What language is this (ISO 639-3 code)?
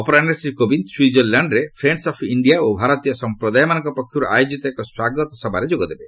ori